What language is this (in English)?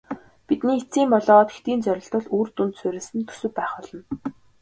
Mongolian